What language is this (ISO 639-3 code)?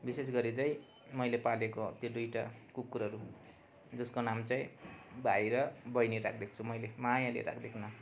nep